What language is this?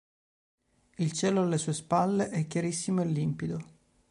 Italian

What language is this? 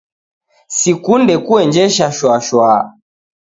Taita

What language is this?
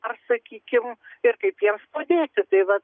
Lithuanian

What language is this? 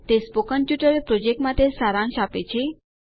Gujarati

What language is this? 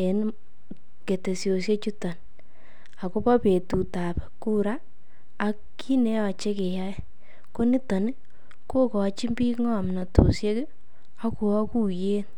Kalenjin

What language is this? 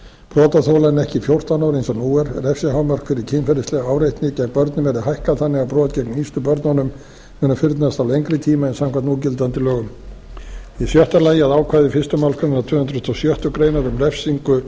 Icelandic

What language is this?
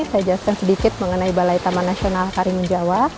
Indonesian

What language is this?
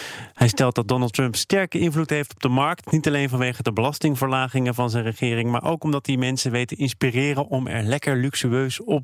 Dutch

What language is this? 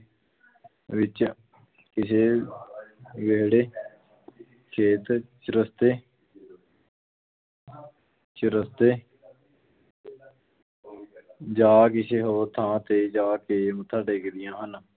Punjabi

